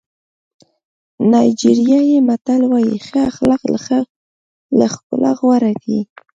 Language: Pashto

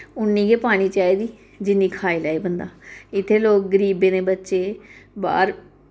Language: Dogri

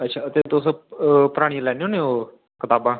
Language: Dogri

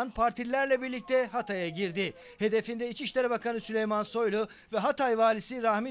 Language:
Turkish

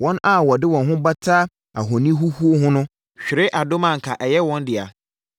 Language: Akan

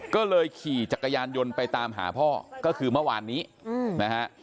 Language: Thai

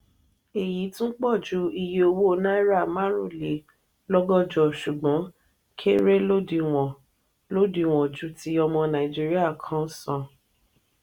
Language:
Yoruba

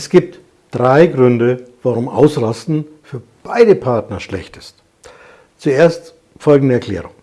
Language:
German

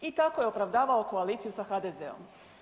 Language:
Croatian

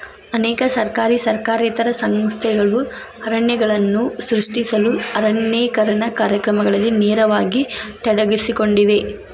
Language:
Kannada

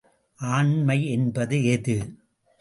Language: Tamil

